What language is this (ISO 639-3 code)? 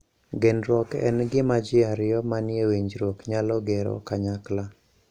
luo